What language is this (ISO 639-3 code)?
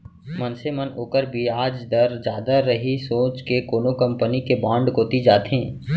hne